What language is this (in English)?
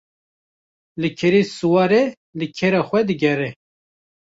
Kurdish